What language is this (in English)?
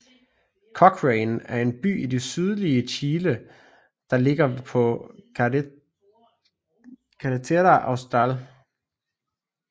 Danish